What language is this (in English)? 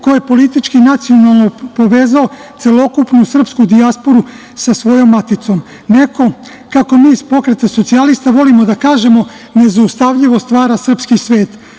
Serbian